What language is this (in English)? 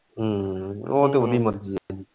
Punjabi